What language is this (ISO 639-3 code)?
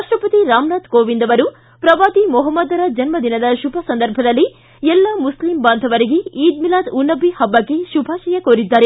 kan